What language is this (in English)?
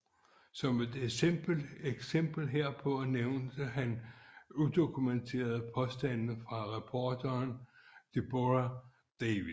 Danish